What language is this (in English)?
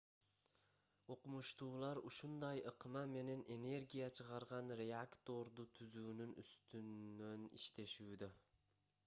Kyrgyz